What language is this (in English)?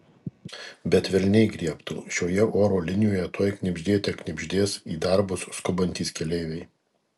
Lithuanian